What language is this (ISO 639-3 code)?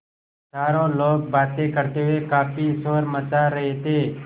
hin